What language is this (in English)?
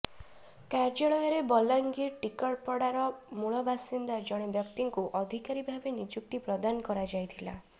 Odia